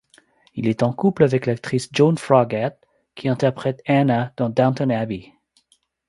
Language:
French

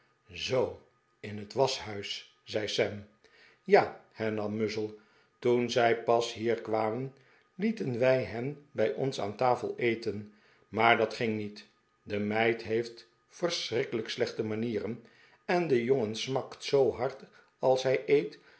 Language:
Dutch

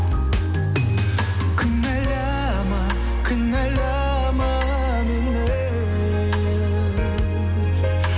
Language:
Kazakh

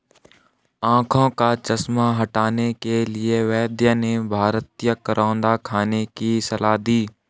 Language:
Hindi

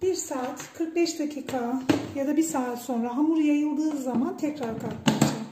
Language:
Turkish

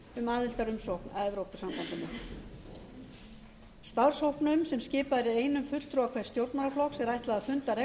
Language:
Icelandic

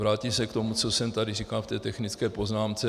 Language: Czech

